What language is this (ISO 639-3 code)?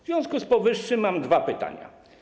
pol